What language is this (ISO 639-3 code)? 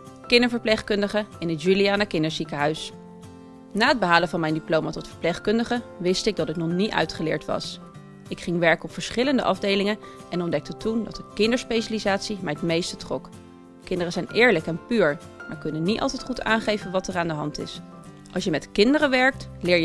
nld